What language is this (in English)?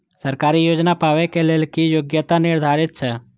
Maithili